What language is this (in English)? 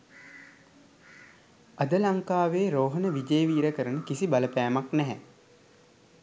Sinhala